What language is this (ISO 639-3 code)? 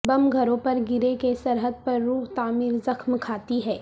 urd